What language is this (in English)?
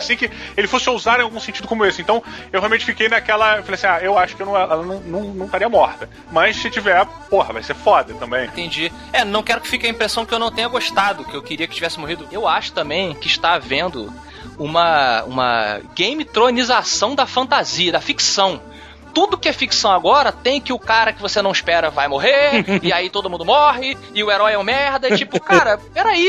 Portuguese